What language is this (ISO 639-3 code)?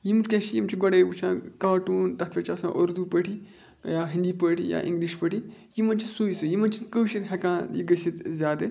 kas